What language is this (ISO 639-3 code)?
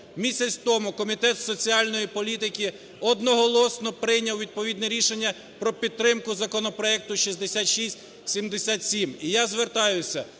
ukr